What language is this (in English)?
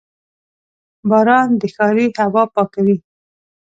Pashto